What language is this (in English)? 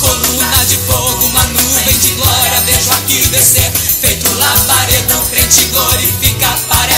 Portuguese